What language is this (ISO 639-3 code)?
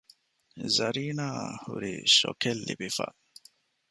div